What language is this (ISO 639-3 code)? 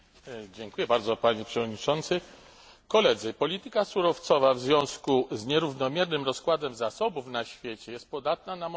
pol